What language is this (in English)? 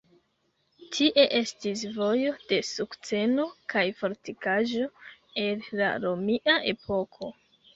Esperanto